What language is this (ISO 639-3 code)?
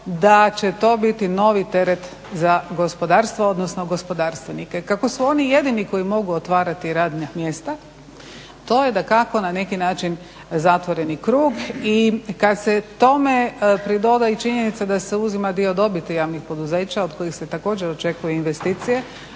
hrv